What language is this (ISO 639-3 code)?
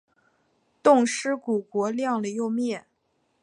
zho